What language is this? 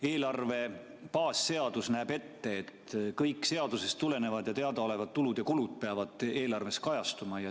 Estonian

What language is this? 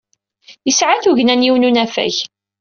Kabyle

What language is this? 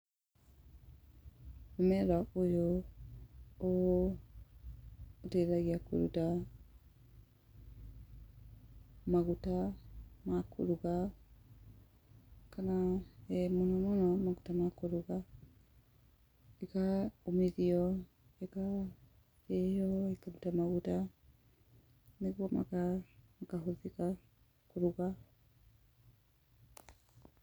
Kikuyu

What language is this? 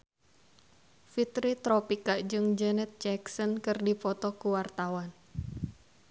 Sundanese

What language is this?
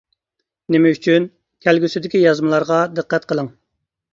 Uyghur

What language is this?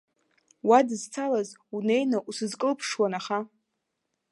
Abkhazian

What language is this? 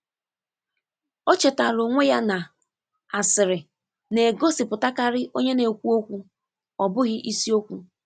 Igbo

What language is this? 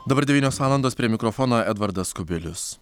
Lithuanian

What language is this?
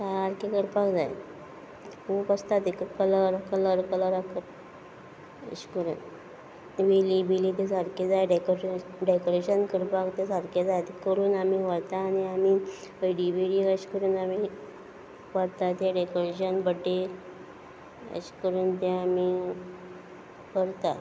Konkani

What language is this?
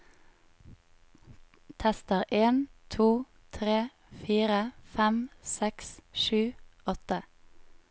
Norwegian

